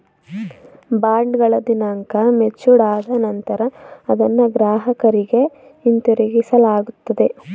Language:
Kannada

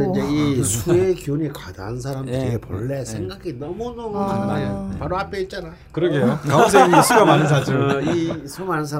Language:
Korean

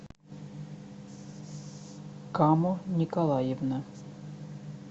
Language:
Russian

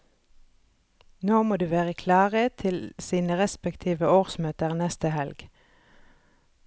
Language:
Norwegian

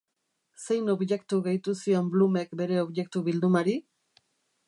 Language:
Basque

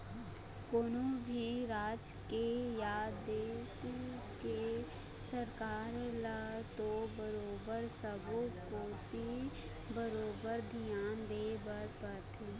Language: Chhattisgarhi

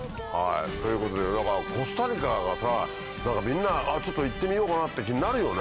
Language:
Japanese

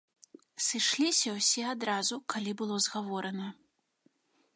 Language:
Belarusian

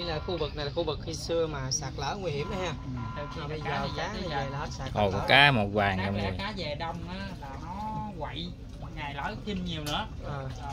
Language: Vietnamese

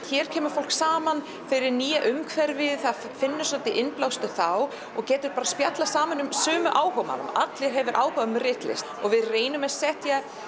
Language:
Icelandic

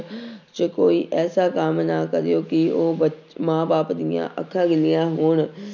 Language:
Punjabi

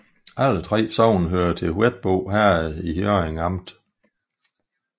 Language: Danish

